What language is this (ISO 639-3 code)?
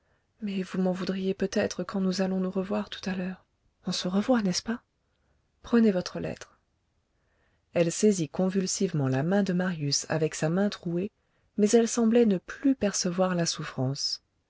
fra